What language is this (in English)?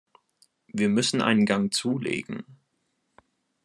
German